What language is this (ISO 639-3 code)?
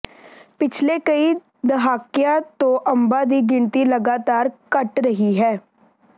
pan